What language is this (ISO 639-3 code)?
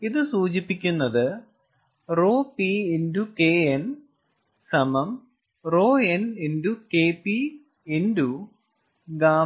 mal